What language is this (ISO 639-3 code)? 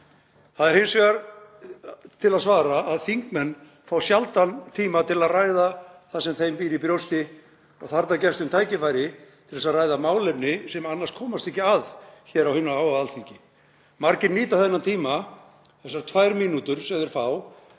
isl